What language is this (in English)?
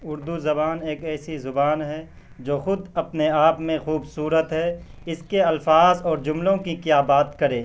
Urdu